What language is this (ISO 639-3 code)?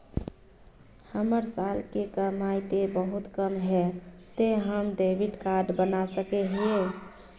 mag